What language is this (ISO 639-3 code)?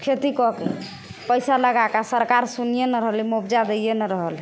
mai